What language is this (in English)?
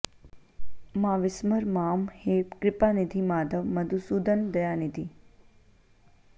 Sanskrit